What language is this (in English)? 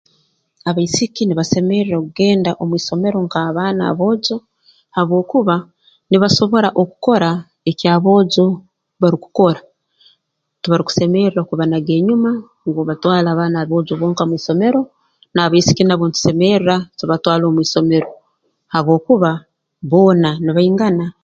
Tooro